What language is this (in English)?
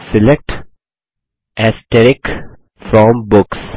Hindi